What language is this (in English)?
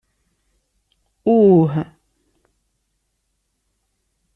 Kabyle